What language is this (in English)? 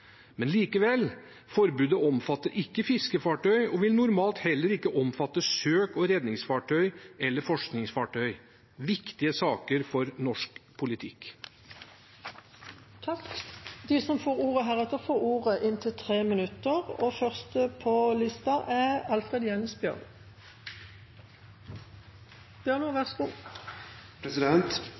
Norwegian